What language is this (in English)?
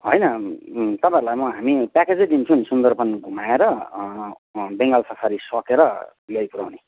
Nepali